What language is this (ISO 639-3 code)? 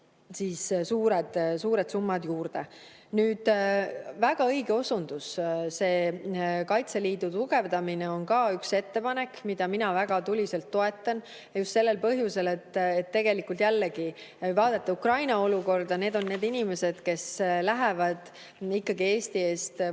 est